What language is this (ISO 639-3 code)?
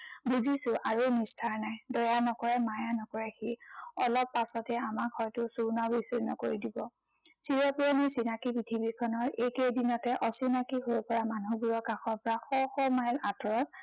asm